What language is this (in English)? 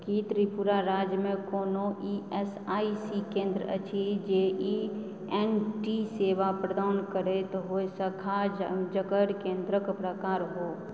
Maithili